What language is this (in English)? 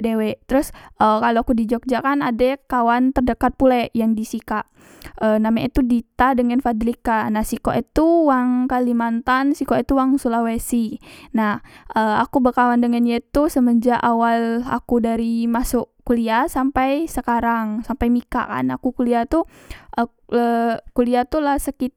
Musi